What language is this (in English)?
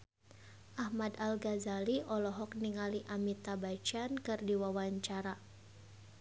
Sundanese